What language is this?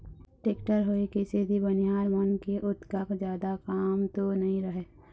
Chhattisgarhi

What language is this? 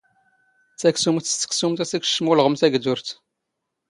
Standard Moroccan Tamazight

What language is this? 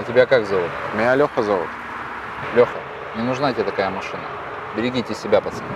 Russian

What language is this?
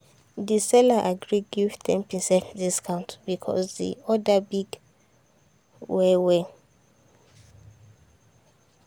Nigerian Pidgin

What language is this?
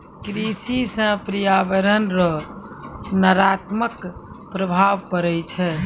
Maithili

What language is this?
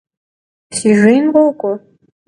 Kabardian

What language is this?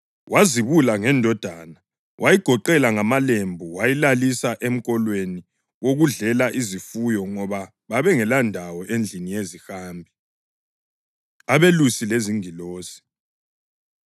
North Ndebele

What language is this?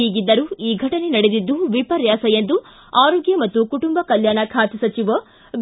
Kannada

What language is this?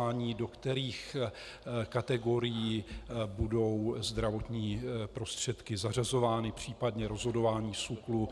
Czech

